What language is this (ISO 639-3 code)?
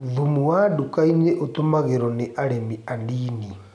kik